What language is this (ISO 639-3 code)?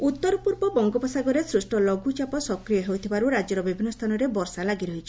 ori